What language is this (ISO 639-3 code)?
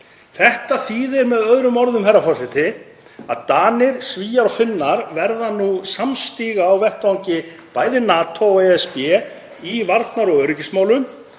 isl